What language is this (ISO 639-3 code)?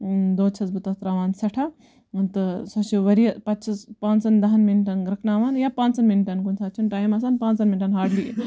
kas